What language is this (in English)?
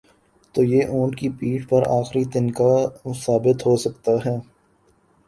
Urdu